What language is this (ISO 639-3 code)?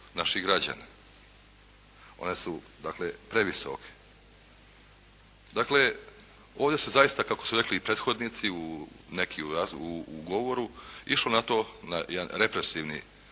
hrv